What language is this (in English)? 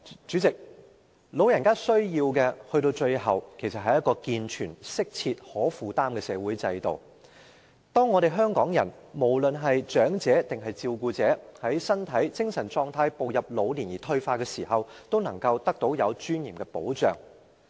Cantonese